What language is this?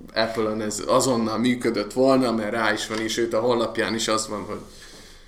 Hungarian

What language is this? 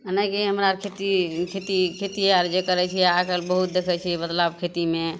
Maithili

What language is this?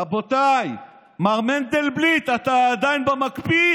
Hebrew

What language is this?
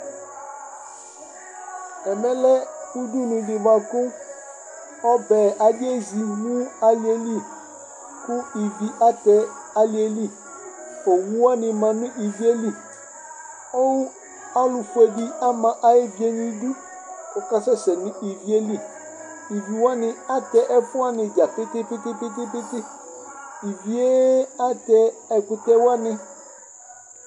Ikposo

